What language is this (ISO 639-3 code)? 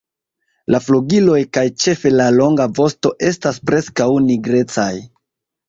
epo